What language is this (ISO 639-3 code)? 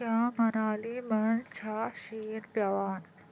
kas